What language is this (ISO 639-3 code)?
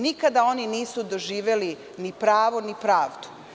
srp